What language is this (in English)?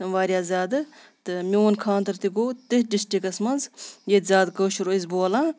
Kashmiri